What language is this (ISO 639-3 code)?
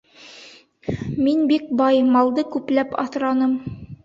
bak